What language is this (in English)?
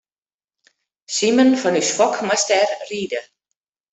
Western Frisian